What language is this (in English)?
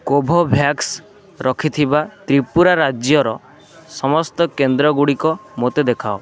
Odia